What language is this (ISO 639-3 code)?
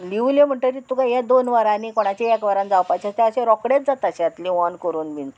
kok